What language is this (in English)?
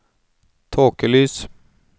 Norwegian